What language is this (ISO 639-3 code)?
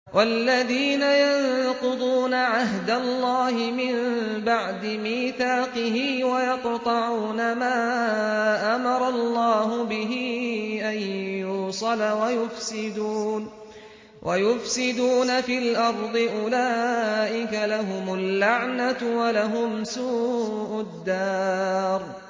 ara